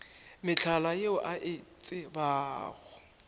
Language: Northern Sotho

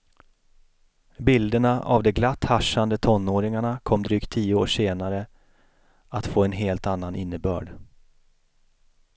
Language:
Swedish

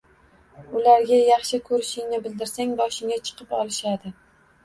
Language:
Uzbek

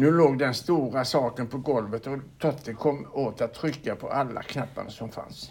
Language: Swedish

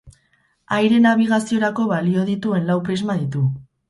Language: Basque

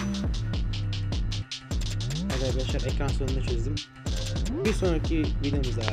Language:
Turkish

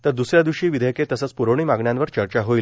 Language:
Marathi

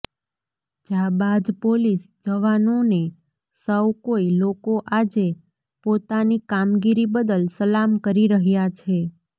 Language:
Gujarati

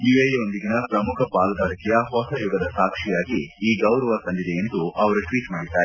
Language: Kannada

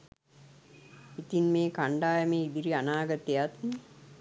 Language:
Sinhala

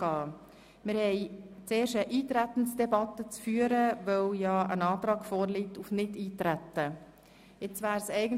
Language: Swiss German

